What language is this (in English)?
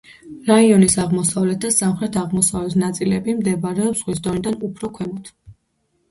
Georgian